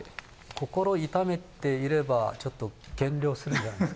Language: Japanese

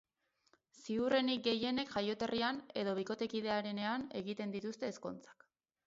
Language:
Basque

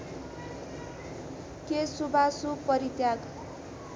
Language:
Nepali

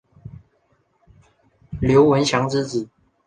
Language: Chinese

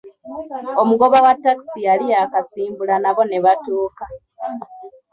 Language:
Ganda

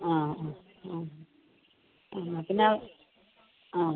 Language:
Malayalam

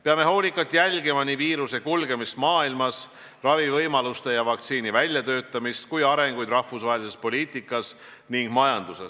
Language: Estonian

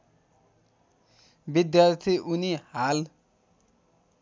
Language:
Nepali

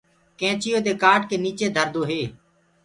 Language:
Gurgula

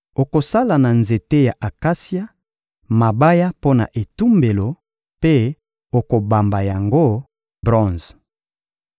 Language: Lingala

